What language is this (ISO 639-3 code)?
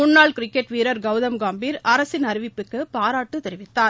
tam